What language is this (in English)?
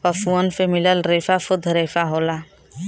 Bhojpuri